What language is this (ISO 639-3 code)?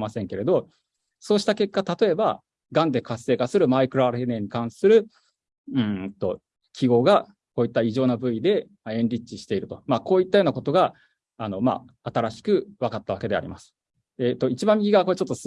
jpn